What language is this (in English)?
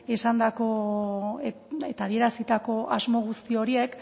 Basque